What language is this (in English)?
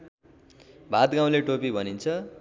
Nepali